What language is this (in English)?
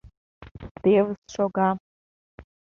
Mari